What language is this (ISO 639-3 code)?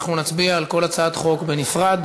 heb